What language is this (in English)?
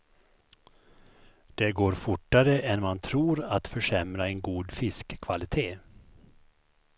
Swedish